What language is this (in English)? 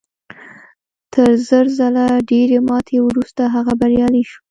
Pashto